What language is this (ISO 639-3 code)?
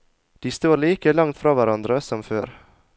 nor